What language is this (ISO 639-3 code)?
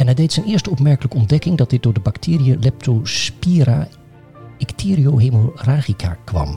nld